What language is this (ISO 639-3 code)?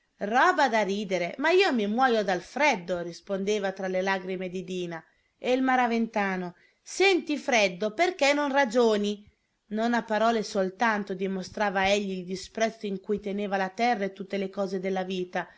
ita